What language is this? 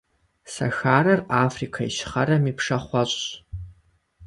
Kabardian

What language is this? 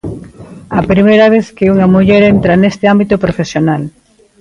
Galician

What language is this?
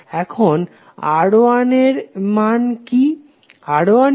Bangla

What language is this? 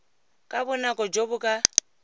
Tswana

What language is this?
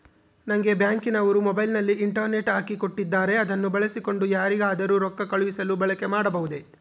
Kannada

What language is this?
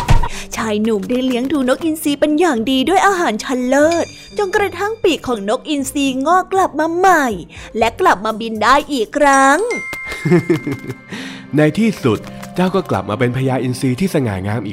Thai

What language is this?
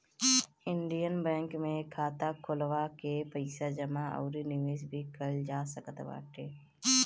Bhojpuri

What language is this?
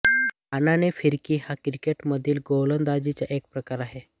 Marathi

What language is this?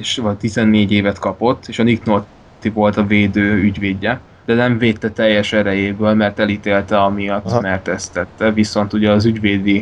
Hungarian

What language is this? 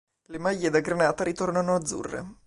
Italian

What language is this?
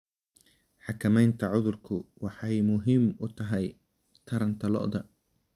Somali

